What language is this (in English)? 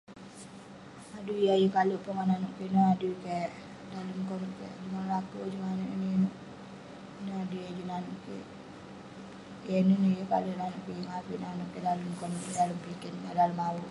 Western Penan